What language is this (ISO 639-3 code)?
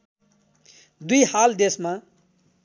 nep